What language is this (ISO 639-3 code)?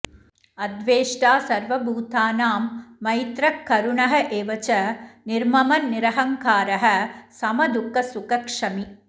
san